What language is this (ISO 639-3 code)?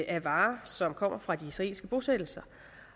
dan